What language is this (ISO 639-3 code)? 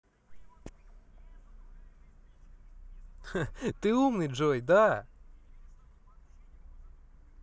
rus